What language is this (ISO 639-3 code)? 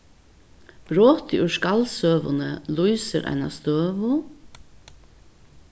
fao